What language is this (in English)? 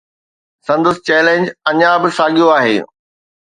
Sindhi